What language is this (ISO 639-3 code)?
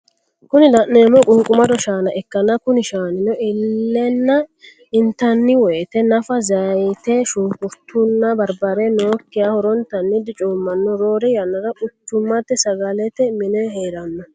sid